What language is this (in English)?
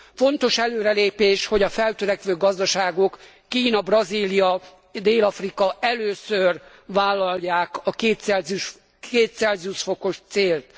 Hungarian